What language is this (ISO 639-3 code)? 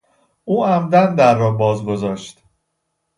fas